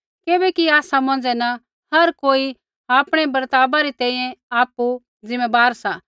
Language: Kullu Pahari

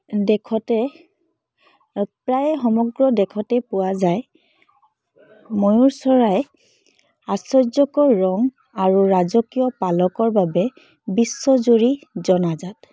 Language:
Assamese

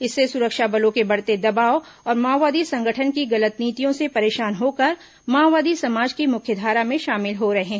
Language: Hindi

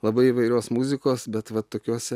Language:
Lithuanian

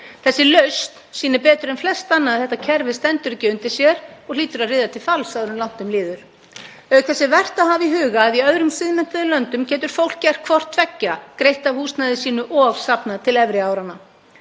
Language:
Icelandic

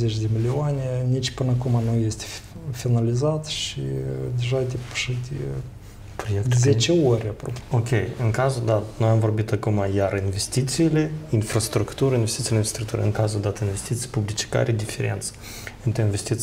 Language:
Romanian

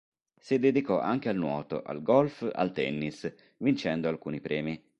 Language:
Italian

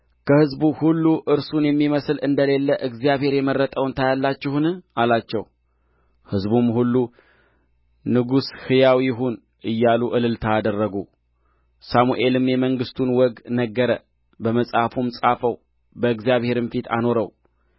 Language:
Amharic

